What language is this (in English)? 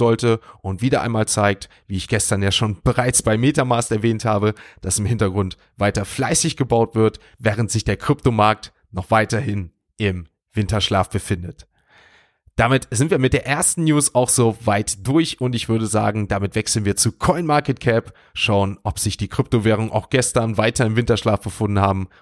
German